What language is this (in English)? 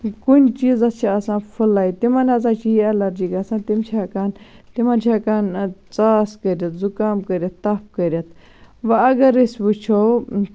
Kashmiri